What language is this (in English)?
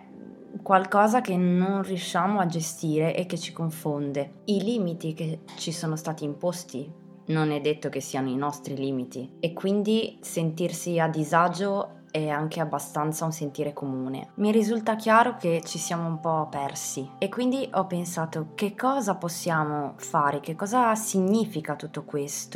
Italian